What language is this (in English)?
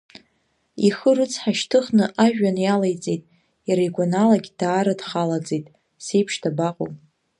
Abkhazian